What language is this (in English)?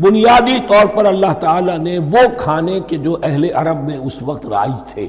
Urdu